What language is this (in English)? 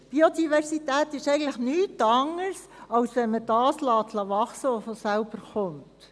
Swiss German